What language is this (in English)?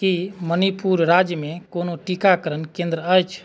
Maithili